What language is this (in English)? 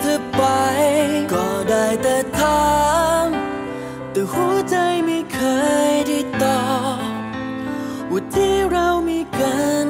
Thai